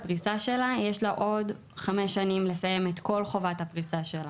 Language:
Hebrew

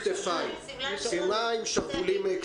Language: Hebrew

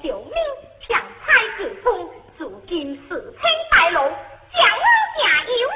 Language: Chinese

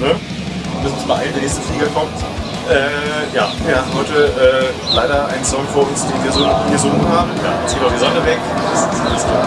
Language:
German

